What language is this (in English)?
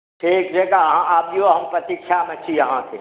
Maithili